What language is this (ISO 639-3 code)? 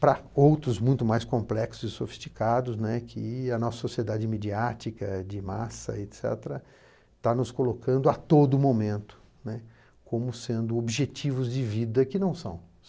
por